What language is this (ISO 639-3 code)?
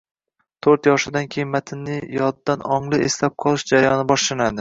uzb